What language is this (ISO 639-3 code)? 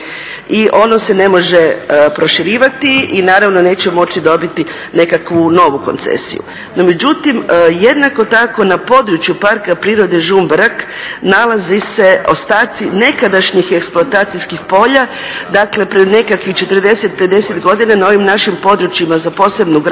hrv